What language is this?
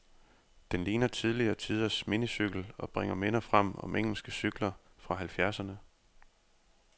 Danish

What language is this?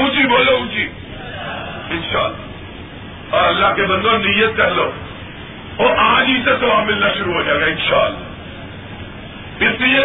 Urdu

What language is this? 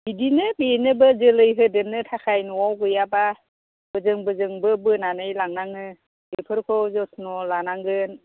Bodo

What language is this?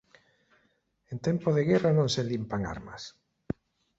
Galician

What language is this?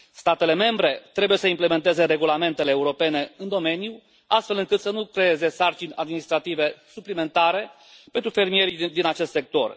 Romanian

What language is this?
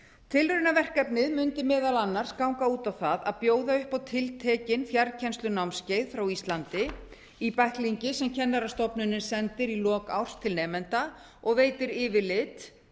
Icelandic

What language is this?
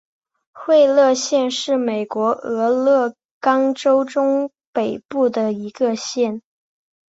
Chinese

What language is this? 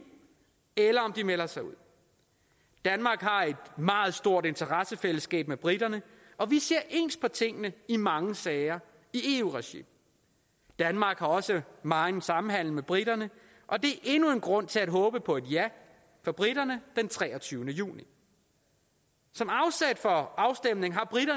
Danish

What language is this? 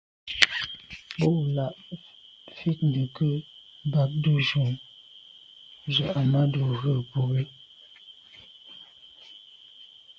Medumba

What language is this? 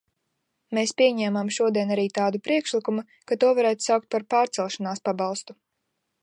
Latvian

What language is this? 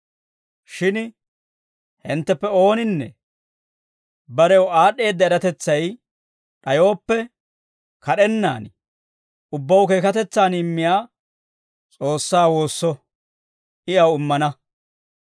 Dawro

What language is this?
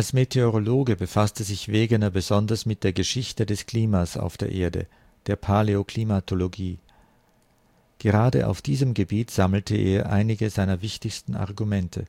German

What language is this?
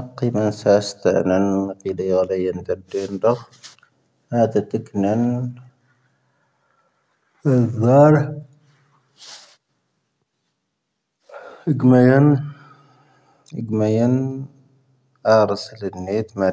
Tahaggart Tamahaq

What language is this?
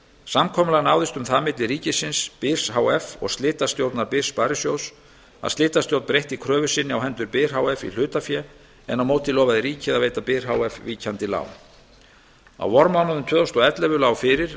Icelandic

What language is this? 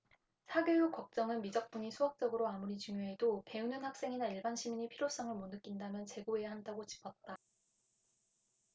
Korean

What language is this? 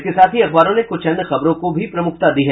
Hindi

